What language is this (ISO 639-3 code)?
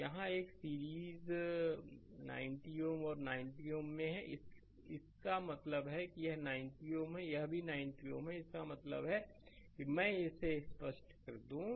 hin